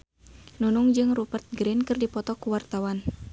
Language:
Sundanese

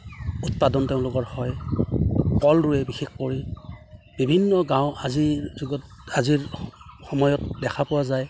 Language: Assamese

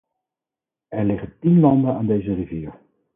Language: Dutch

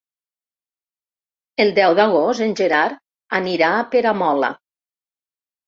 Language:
Catalan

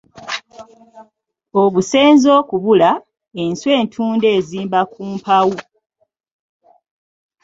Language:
Ganda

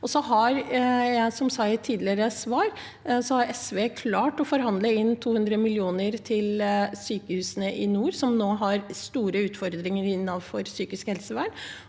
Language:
Norwegian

